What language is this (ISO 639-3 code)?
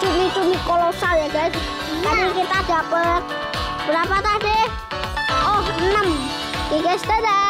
ind